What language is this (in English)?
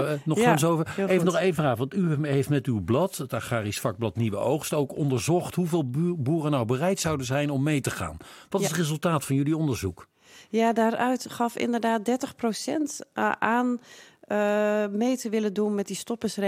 Dutch